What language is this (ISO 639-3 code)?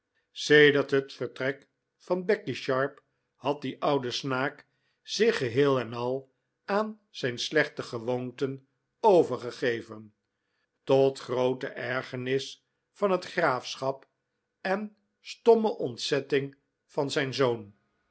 nld